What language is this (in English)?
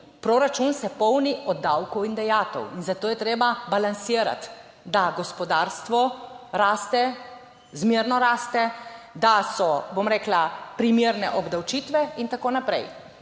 Slovenian